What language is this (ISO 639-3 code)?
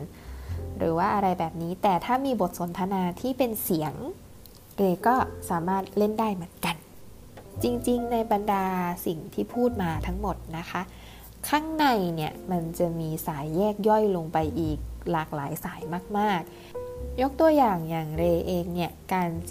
tha